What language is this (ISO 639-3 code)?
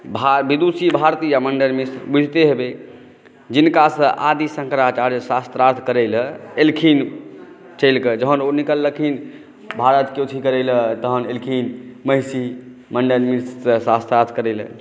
mai